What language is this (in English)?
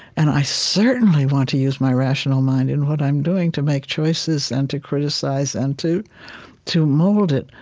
English